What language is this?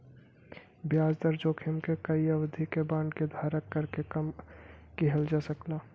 Bhojpuri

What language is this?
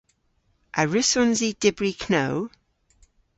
Cornish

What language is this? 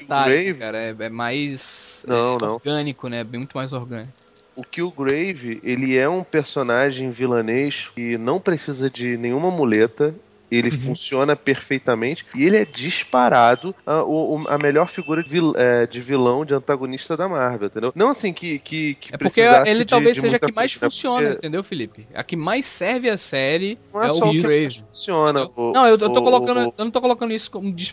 Portuguese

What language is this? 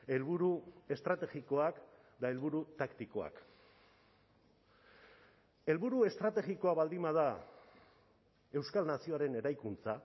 Basque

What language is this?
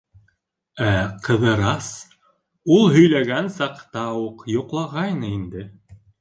Bashkir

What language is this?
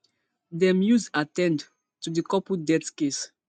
Nigerian Pidgin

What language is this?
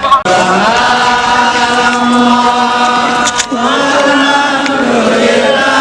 Indonesian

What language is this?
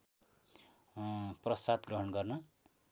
Nepali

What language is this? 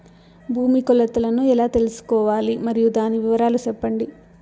Telugu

